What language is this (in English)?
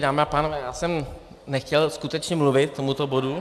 Czech